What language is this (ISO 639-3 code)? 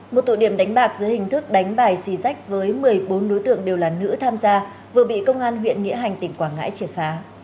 vie